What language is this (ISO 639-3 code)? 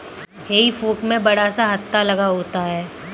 hin